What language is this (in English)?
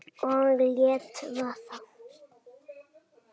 Icelandic